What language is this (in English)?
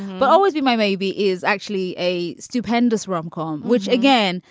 English